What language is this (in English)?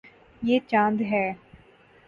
Urdu